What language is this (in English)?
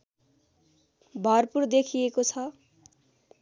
Nepali